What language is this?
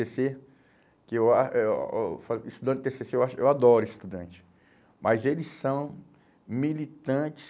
Portuguese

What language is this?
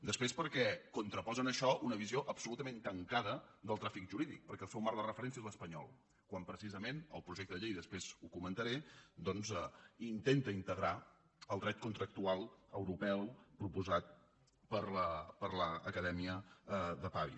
Catalan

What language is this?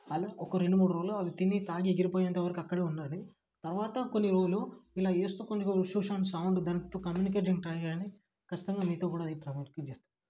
Telugu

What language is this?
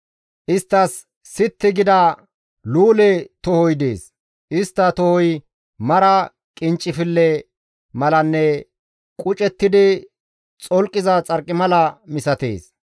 Gamo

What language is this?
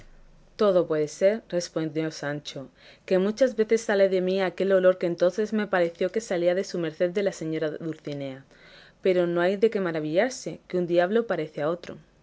Spanish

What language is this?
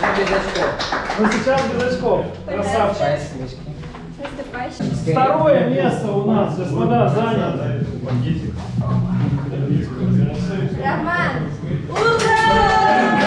Russian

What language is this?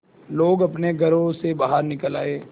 Hindi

